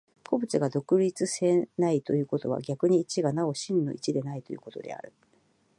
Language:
Japanese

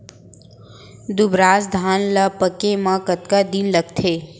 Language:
Chhattisgarhi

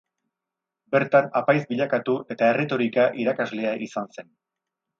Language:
Basque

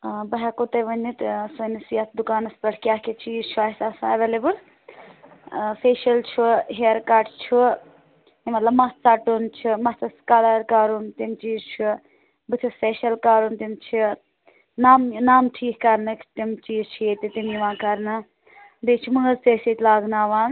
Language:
Kashmiri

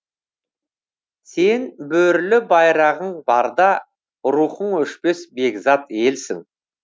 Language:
Kazakh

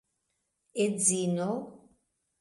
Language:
Esperanto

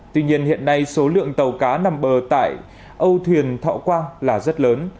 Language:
Vietnamese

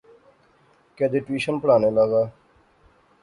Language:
Pahari-Potwari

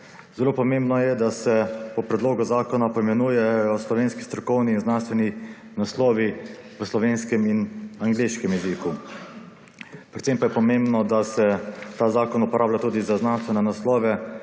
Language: Slovenian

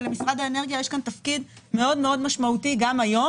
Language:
Hebrew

